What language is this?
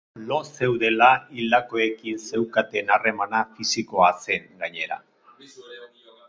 Basque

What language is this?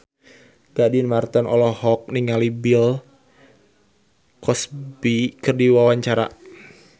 Sundanese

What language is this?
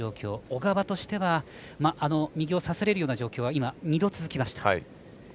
Japanese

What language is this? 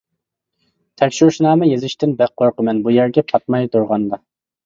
Uyghur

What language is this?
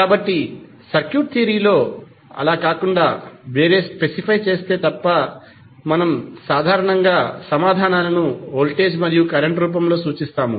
Telugu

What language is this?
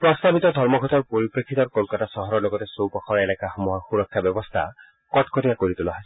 Assamese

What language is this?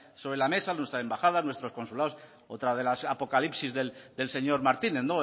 Spanish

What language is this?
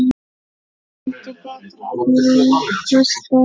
Icelandic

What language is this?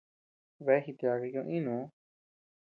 Tepeuxila Cuicatec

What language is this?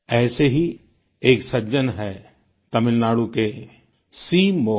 Hindi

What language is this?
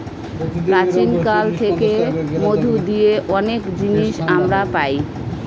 Bangla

